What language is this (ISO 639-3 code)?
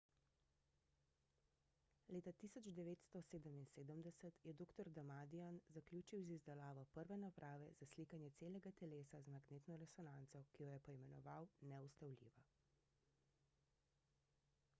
slv